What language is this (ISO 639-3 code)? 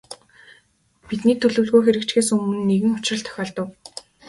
mon